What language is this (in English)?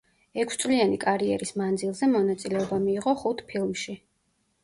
Georgian